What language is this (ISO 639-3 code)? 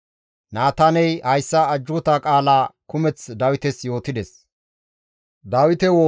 gmv